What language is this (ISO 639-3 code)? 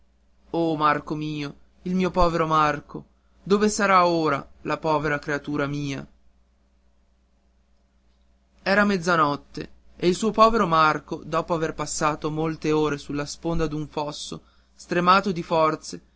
ita